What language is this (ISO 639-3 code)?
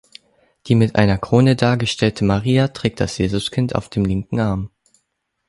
deu